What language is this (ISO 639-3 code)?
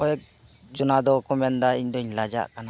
sat